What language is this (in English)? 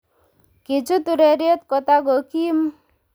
Kalenjin